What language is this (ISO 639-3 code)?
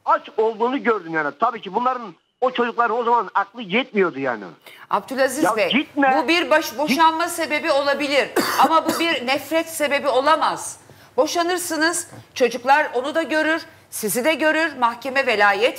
tur